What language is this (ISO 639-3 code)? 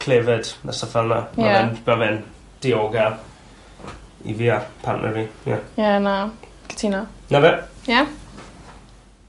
cym